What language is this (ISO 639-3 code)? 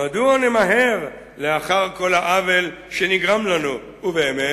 heb